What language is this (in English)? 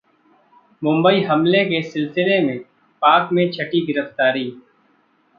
Hindi